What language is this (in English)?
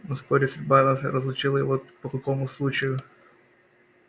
Russian